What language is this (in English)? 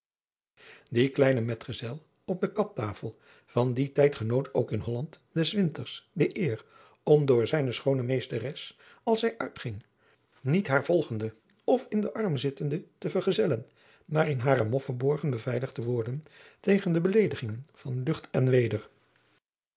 Dutch